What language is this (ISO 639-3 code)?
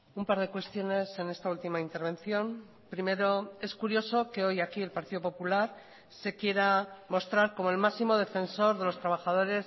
spa